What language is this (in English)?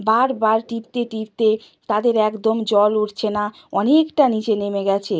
Bangla